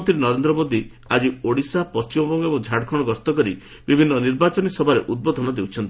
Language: Odia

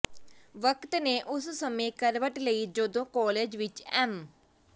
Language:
Punjabi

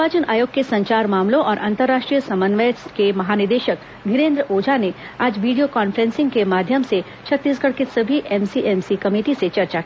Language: Hindi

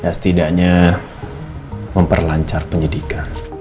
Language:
Indonesian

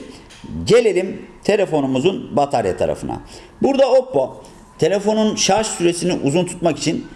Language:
Turkish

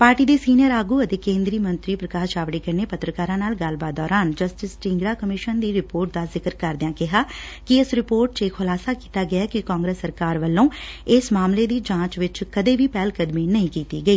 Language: Punjabi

